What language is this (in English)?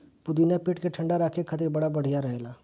Bhojpuri